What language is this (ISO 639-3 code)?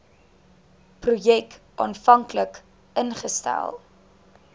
afr